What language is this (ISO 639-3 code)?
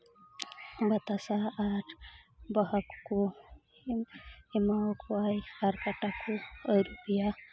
sat